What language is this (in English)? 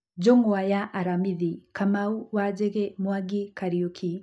Kikuyu